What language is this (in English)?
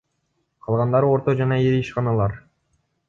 Kyrgyz